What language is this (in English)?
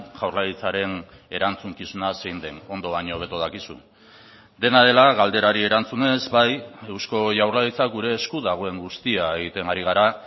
Basque